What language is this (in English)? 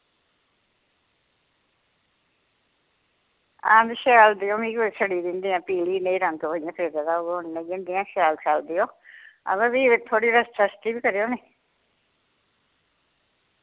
Dogri